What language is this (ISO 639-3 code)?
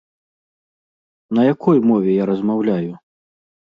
bel